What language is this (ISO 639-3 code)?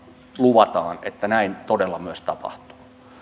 fin